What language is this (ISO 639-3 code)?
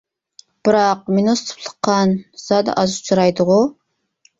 uig